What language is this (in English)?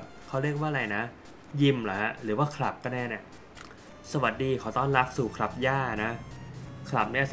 Thai